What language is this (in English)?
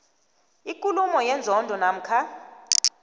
South Ndebele